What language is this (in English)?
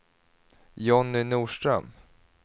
Swedish